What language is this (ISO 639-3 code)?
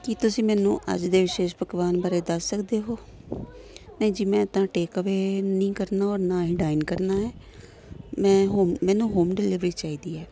pan